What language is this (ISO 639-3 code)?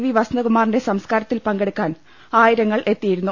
mal